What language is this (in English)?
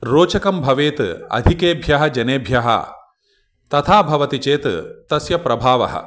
Sanskrit